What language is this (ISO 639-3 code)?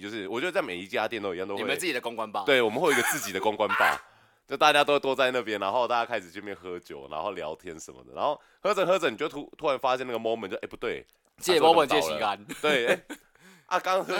zho